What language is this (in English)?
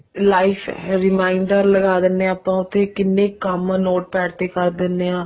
Punjabi